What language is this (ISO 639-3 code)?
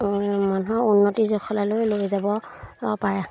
asm